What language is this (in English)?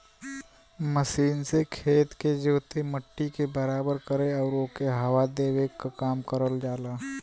Bhojpuri